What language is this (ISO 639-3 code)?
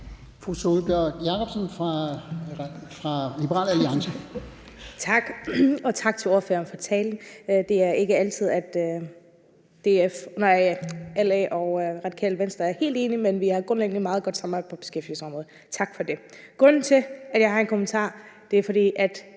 dan